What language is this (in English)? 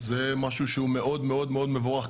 Hebrew